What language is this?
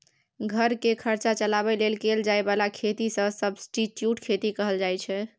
Maithili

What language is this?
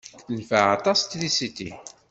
Kabyle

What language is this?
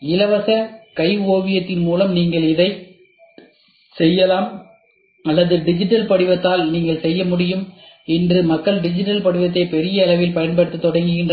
Tamil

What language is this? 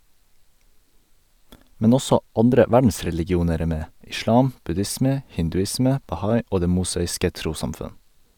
Norwegian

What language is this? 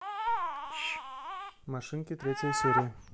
Russian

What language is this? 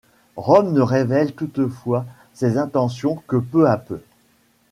French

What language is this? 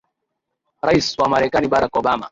Swahili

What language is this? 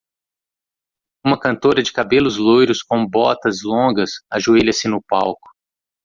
Portuguese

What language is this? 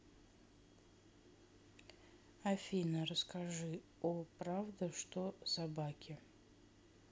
Russian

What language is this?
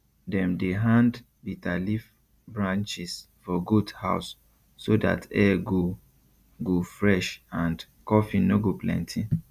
Nigerian Pidgin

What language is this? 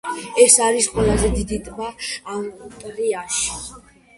Georgian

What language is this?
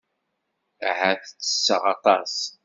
Kabyle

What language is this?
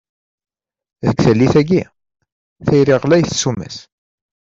Kabyle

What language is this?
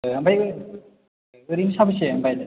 Bodo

